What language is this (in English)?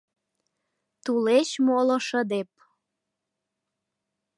Mari